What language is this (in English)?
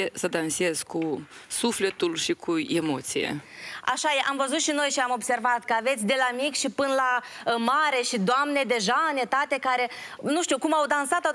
Romanian